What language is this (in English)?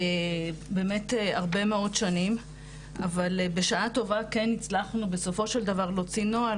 Hebrew